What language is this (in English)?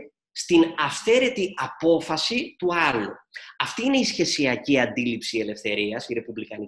Greek